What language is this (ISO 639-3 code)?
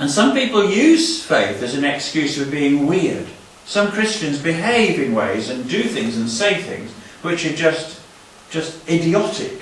eng